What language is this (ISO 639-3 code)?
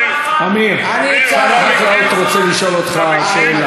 heb